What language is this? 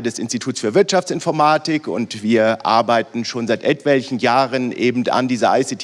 German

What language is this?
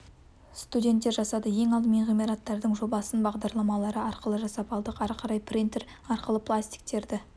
Kazakh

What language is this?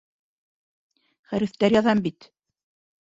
Bashkir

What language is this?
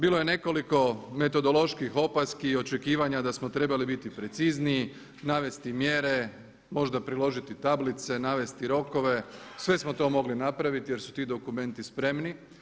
Croatian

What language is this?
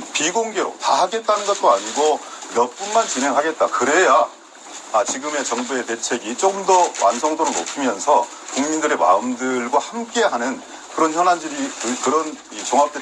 Korean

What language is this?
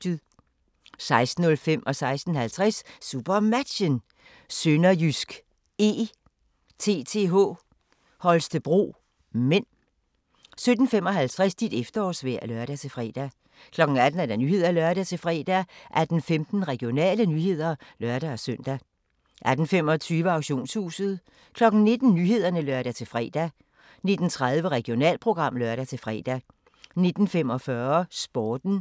Danish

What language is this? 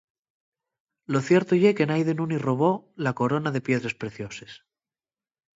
Asturian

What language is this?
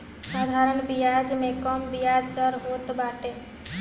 Bhojpuri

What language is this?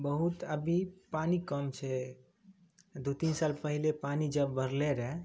Maithili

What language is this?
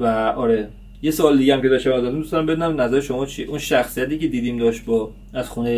Persian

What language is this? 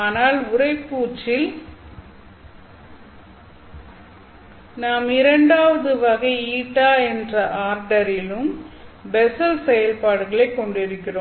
Tamil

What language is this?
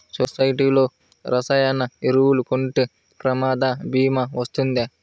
Telugu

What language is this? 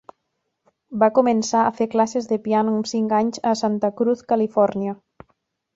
Catalan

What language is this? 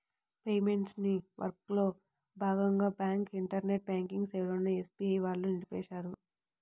Telugu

